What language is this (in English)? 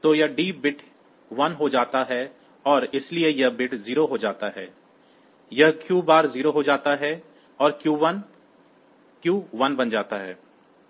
Hindi